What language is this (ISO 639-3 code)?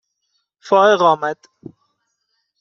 fas